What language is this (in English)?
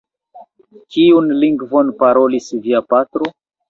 Esperanto